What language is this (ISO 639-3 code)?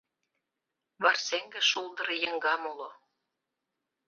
chm